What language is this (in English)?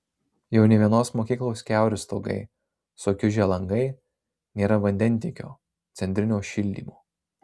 Lithuanian